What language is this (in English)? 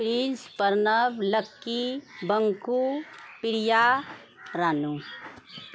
Maithili